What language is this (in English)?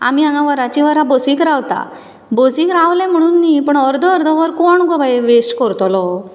Konkani